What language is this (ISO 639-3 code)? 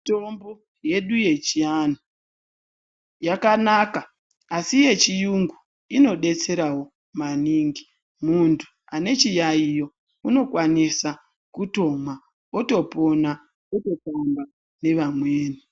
ndc